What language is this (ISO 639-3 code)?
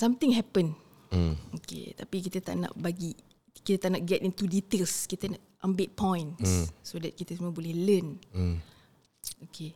msa